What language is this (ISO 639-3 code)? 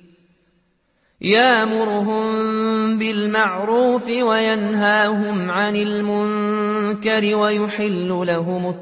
ara